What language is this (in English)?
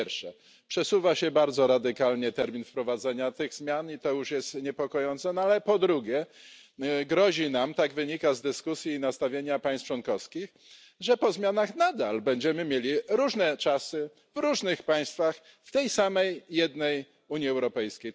Polish